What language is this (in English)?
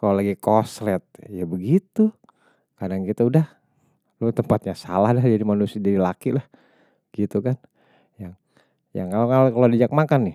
Betawi